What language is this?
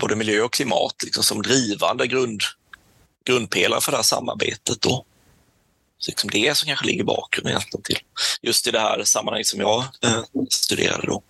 Swedish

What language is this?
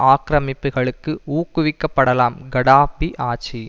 Tamil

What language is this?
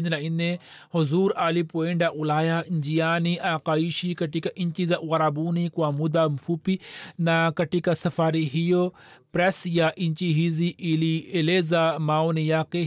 Swahili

